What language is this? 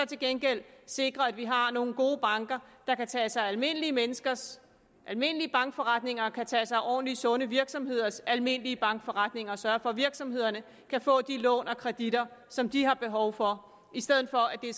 Danish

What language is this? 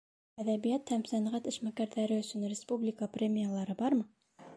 Bashkir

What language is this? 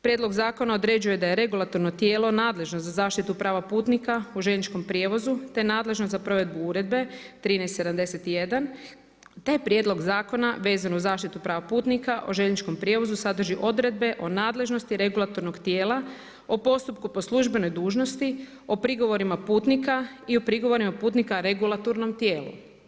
Croatian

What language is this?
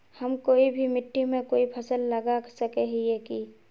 Magahi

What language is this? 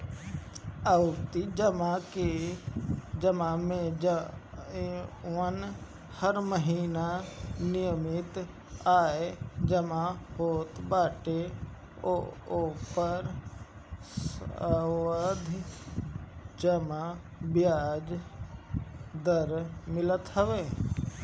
Bhojpuri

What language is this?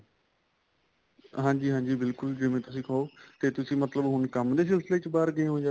Punjabi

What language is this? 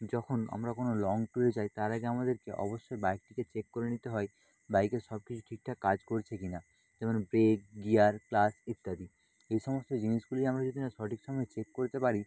Bangla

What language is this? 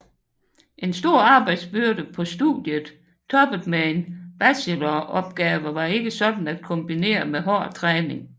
Danish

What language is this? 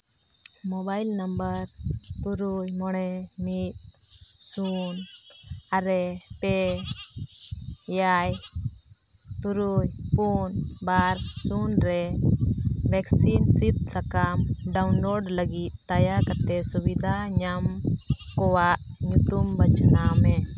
Santali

